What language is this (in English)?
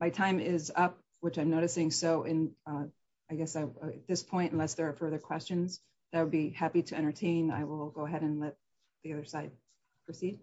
English